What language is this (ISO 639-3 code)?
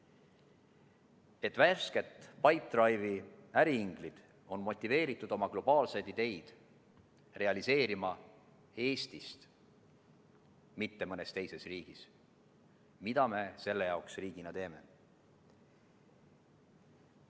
est